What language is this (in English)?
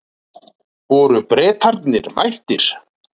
Icelandic